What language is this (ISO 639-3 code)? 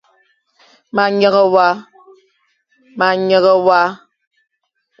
fan